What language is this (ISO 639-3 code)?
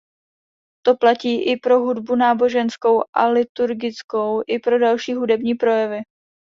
ces